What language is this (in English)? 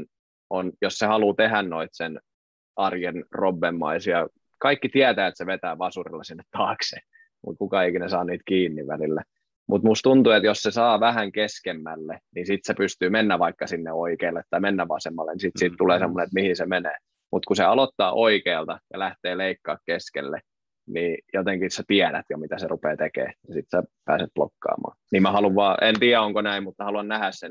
Finnish